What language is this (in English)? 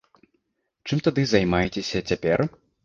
Belarusian